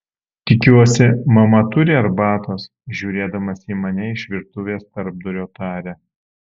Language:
Lithuanian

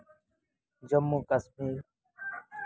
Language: Santali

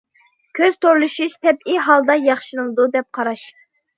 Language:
Uyghur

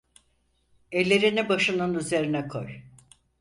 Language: Turkish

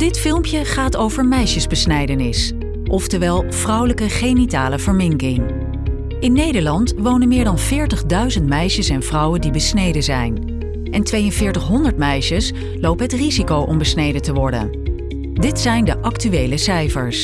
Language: Dutch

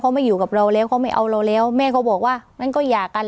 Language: Thai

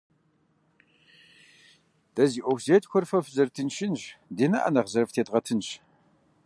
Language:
Kabardian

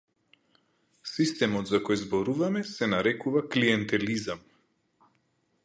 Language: Macedonian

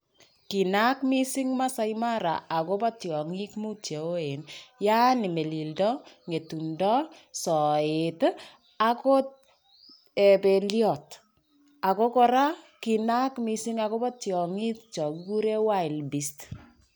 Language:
Kalenjin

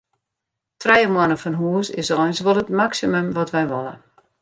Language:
Western Frisian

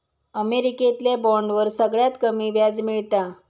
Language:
Marathi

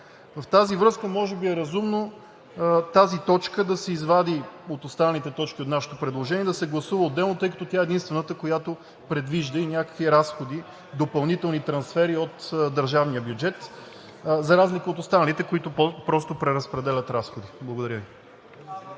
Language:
Bulgarian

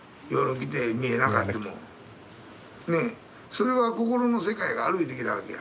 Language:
Japanese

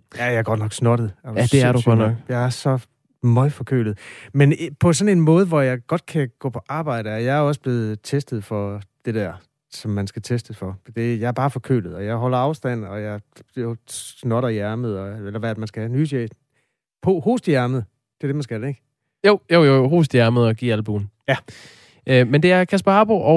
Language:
Danish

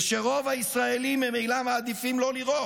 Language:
Hebrew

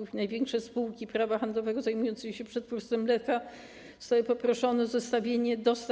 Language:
Polish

